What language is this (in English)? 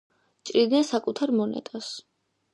Georgian